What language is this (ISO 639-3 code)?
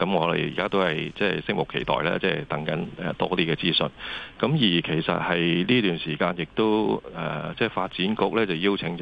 zho